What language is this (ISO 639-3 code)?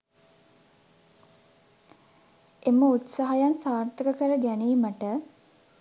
sin